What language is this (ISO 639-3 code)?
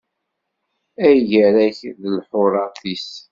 kab